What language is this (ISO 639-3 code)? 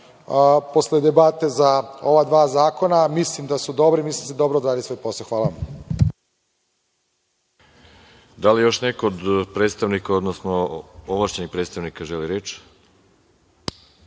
srp